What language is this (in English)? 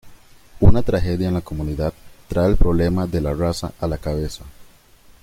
Spanish